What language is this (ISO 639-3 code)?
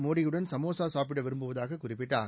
tam